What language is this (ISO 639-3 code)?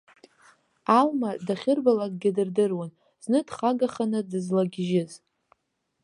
abk